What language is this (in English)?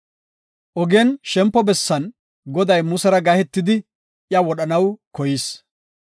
Gofa